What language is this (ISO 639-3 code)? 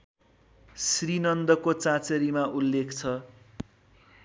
nep